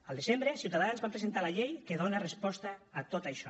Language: Catalan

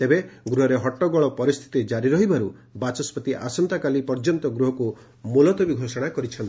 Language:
Odia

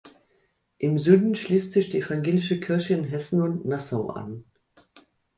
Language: German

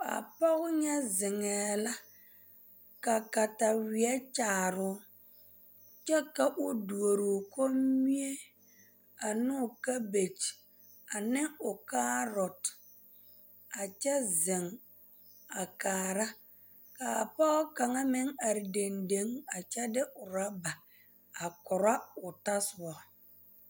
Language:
Southern Dagaare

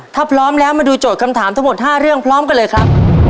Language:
Thai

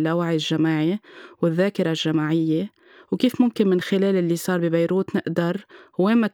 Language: Arabic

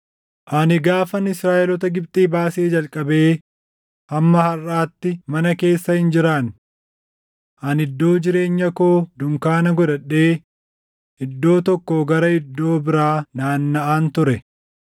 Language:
Oromo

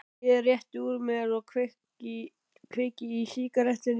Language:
Icelandic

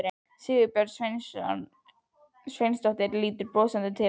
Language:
Icelandic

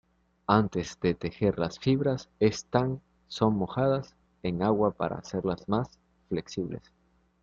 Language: Spanish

